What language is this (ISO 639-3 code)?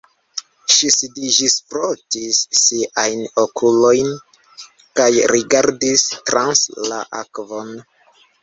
epo